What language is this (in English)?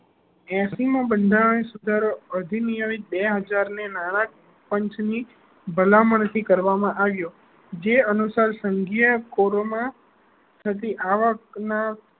Gujarati